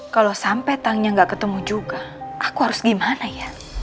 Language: Indonesian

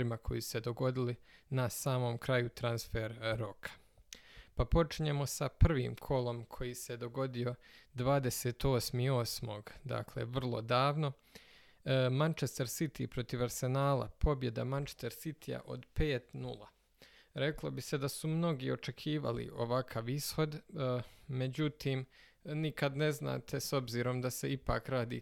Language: Croatian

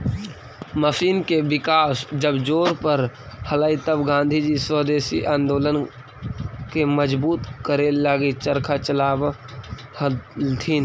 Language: Magahi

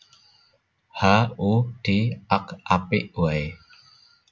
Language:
Javanese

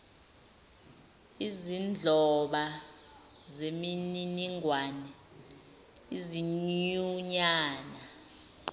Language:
Zulu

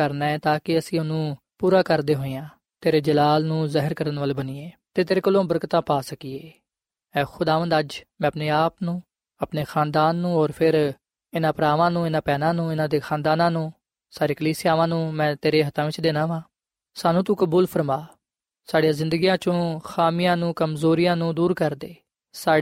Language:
Punjabi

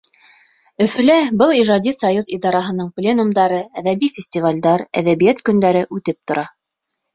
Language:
Bashkir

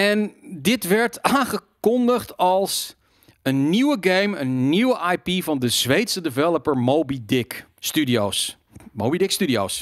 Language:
Dutch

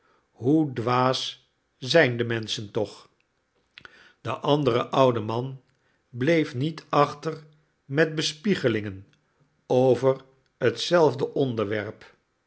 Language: Dutch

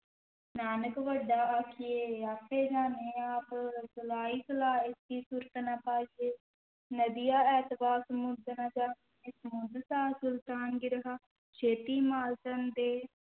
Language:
Punjabi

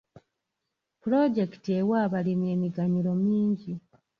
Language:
Ganda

